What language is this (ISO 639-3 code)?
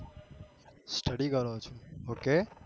guj